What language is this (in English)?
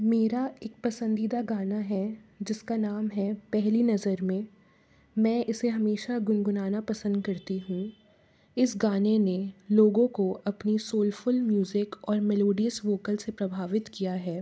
Hindi